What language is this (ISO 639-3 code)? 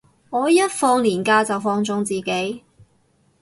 yue